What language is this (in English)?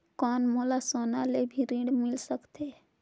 Chhattisgarhi